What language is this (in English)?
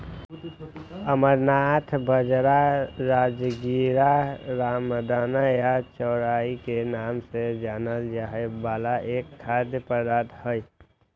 Magahi